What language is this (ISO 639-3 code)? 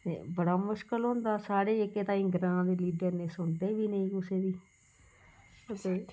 doi